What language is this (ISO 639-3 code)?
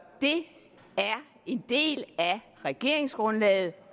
dan